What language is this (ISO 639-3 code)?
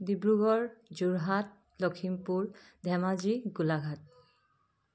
asm